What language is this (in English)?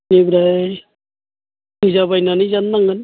Bodo